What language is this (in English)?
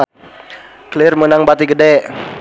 Sundanese